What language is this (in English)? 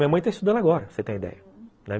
Portuguese